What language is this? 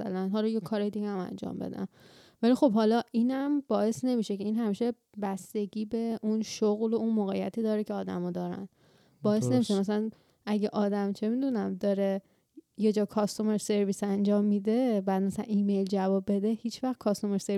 Persian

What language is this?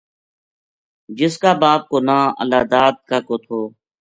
Gujari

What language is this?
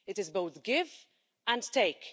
English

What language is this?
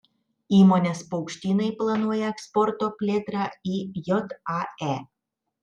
Lithuanian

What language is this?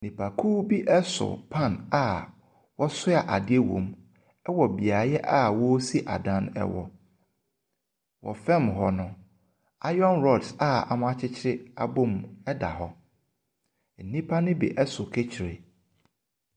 Akan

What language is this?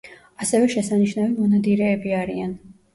Georgian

